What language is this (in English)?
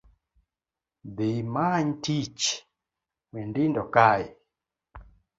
Luo (Kenya and Tanzania)